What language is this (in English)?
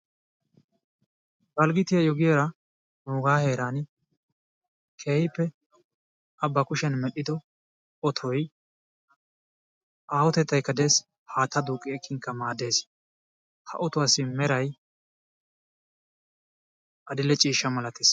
Wolaytta